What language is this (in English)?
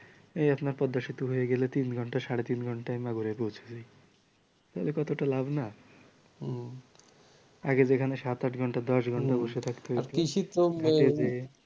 Bangla